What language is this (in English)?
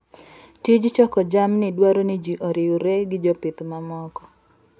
Luo (Kenya and Tanzania)